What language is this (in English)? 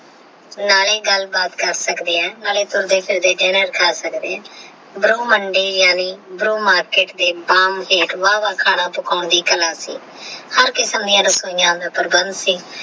Punjabi